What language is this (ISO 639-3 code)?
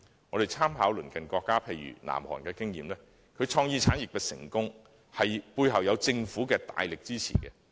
yue